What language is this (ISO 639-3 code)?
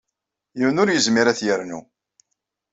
kab